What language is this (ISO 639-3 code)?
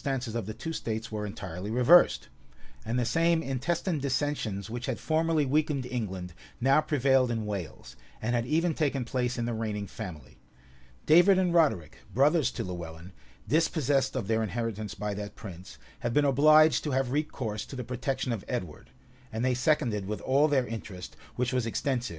eng